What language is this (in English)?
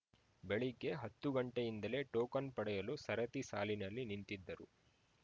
Kannada